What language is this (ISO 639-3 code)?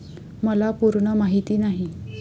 mar